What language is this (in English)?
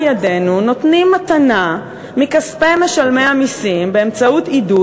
Hebrew